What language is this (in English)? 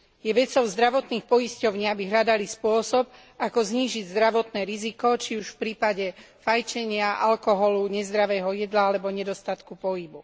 Slovak